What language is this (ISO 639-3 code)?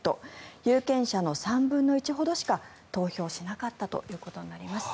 jpn